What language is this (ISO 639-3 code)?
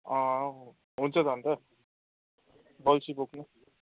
nep